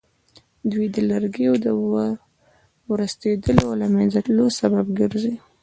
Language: Pashto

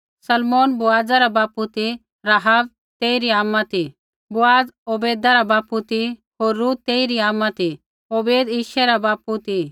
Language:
Kullu Pahari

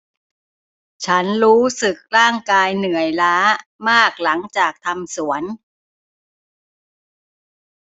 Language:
Thai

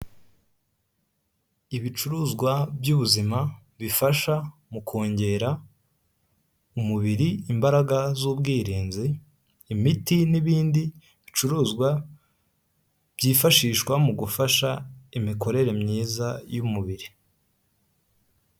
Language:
Kinyarwanda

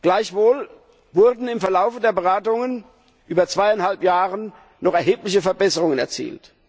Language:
German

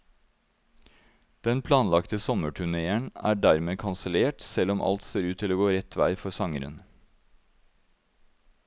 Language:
Norwegian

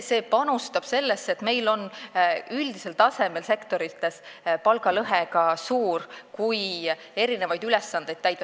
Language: Estonian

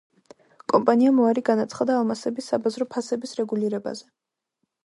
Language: Georgian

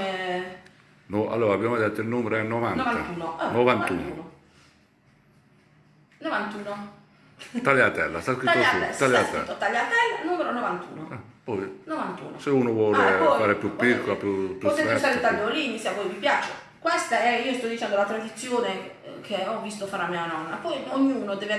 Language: Italian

